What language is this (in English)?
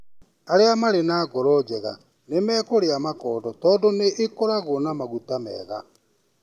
Kikuyu